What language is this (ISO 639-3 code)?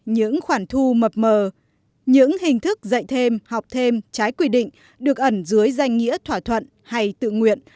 vie